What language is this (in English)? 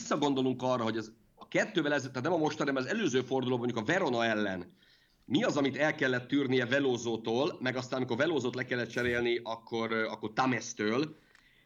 Hungarian